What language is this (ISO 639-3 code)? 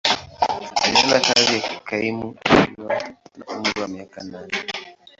swa